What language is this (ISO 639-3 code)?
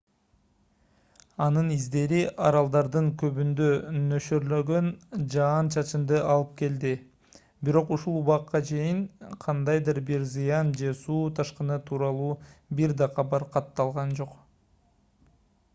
kir